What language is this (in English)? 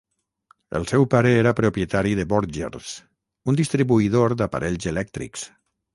Catalan